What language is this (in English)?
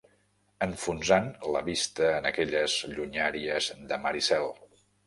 Catalan